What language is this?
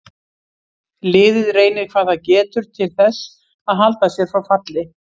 Icelandic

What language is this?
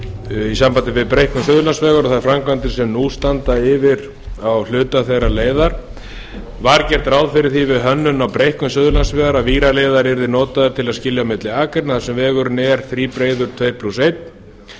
Icelandic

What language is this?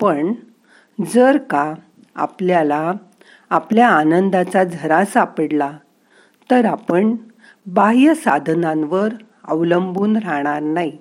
Marathi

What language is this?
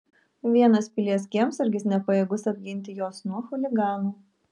Lithuanian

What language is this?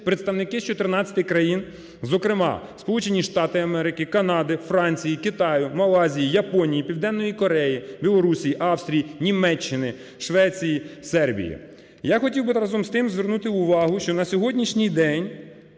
Ukrainian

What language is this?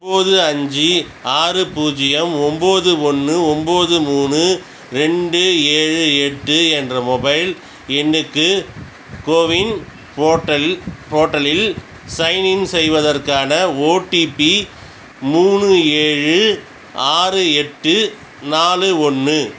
Tamil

